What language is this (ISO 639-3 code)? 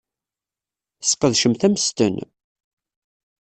kab